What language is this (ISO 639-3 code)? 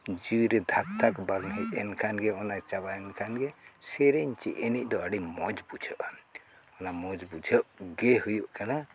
sat